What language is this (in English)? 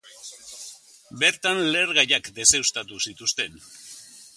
Basque